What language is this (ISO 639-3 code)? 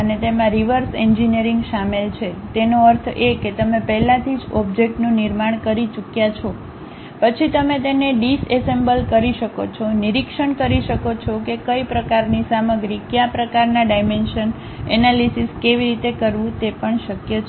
guj